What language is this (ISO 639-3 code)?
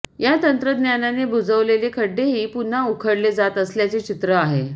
mar